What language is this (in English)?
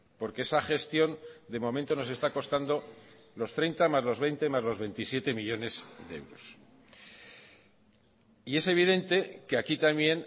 Spanish